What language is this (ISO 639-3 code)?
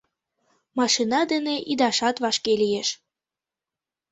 chm